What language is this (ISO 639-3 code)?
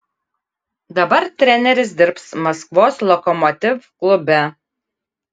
lit